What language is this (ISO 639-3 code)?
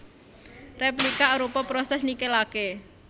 jav